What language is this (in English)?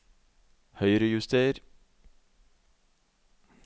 Norwegian